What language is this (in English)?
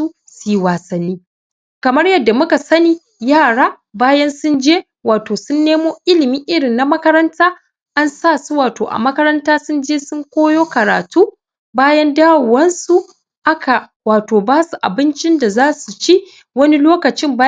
Hausa